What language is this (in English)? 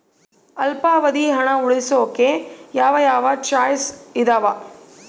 Kannada